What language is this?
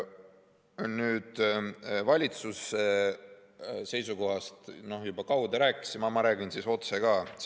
Estonian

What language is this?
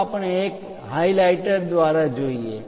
Gujarati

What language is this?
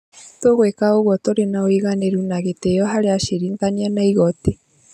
Kikuyu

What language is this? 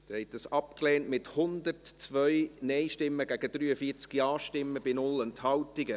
Swiss German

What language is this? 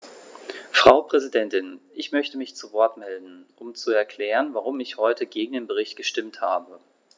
German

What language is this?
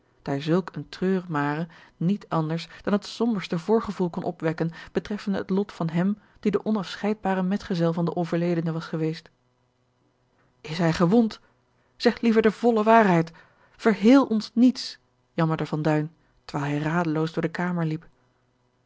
Dutch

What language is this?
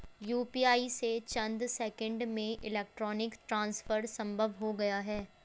Hindi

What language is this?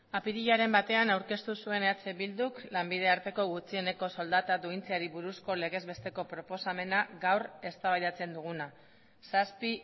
Basque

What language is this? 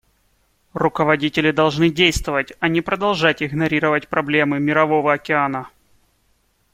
Russian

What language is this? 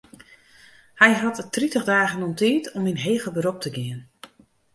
Western Frisian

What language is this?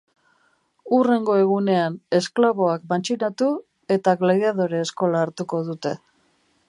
Basque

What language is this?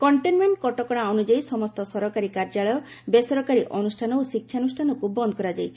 Odia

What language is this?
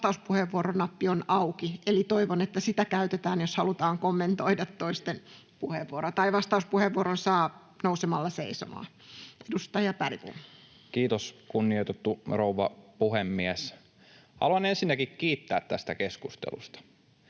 Finnish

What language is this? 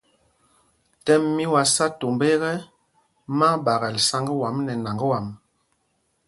Mpumpong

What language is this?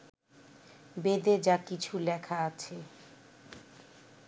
Bangla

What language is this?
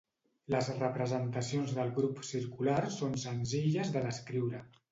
Catalan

